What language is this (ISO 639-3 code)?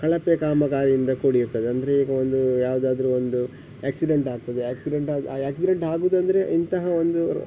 kan